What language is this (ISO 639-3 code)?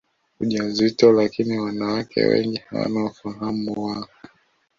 swa